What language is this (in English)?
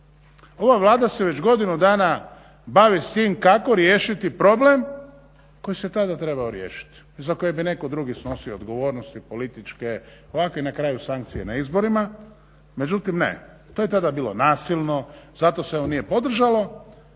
Croatian